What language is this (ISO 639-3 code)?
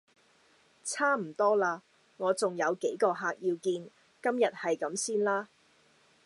yue